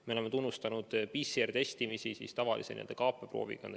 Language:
Estonian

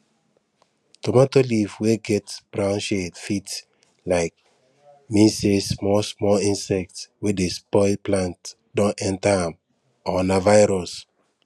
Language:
Nigerian Pidgin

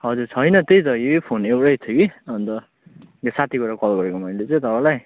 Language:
Nepali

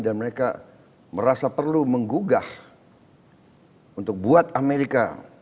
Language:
Indonesian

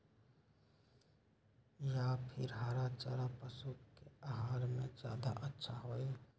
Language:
Magahi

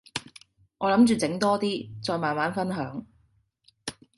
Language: Cantonese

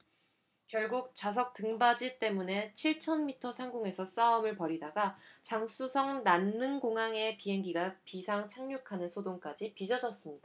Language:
Korean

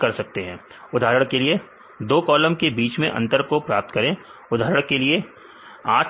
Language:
Hindi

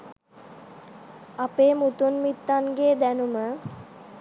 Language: Sinhala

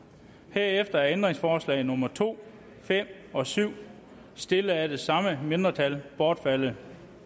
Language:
Danish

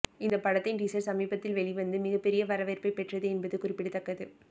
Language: Tamil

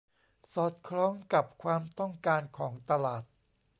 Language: Thai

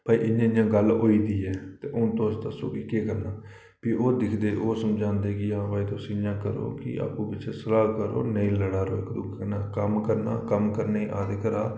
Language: Dogri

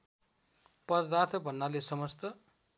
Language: Nepali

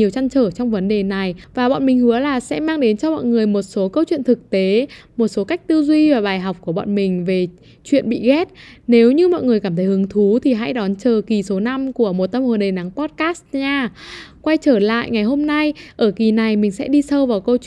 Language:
Vietnamese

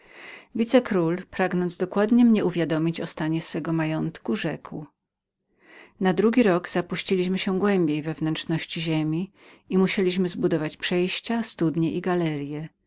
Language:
Polish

